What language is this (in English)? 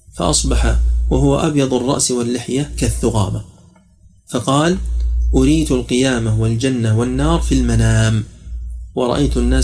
Arabic